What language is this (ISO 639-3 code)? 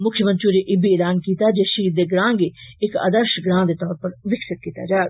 doi